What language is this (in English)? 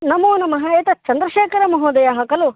Sanskrit